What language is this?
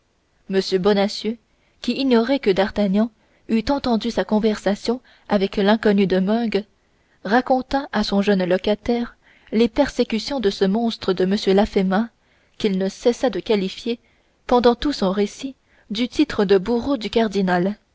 French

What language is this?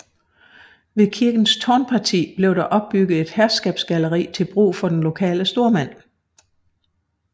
Danish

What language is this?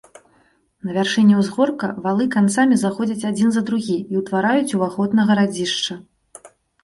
Belarusian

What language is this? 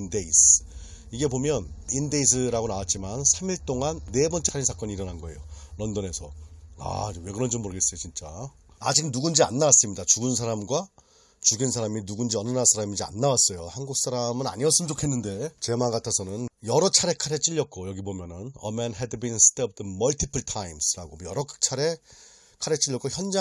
Korean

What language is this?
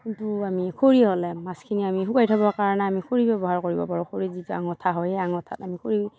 Assamese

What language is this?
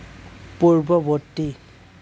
Assamese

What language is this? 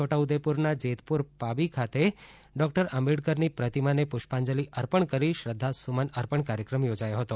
Gujarati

